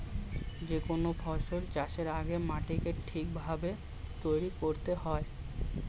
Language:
Bangla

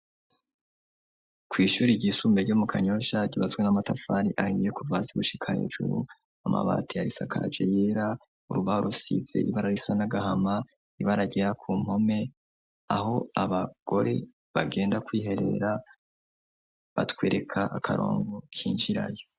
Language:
Rundi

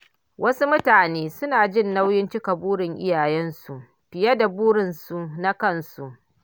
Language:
Hausa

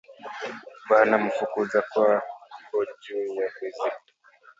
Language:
Swahili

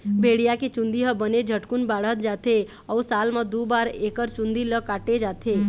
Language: Chhattisgarhi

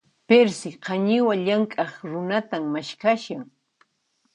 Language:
Puno Quechua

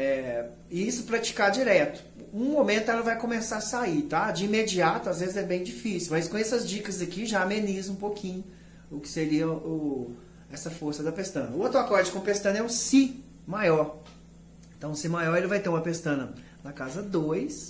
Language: Portuguese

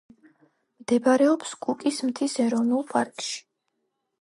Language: Georgian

